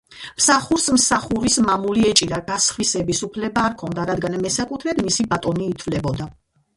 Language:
Georgian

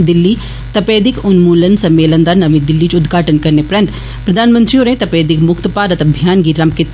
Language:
Dogri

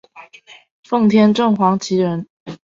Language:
Chinese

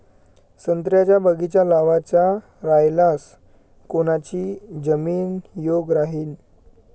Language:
Marathi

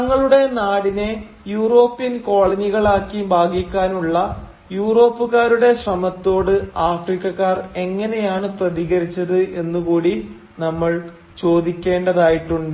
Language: Malayalam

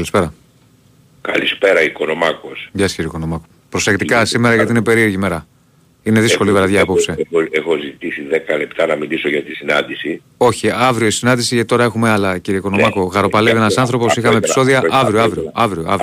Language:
Greek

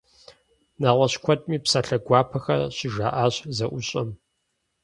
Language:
Kabardian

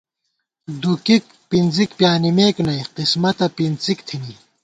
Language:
Gawar-Bati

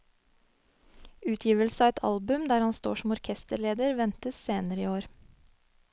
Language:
Norwegian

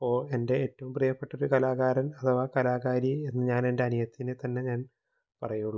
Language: Malayalam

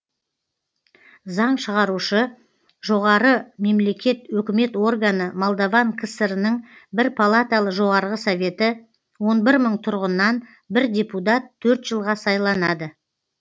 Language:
Kazakh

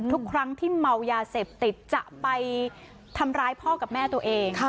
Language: Thai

